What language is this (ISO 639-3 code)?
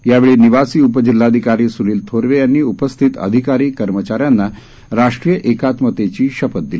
mar